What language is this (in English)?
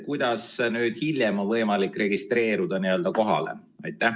Estonian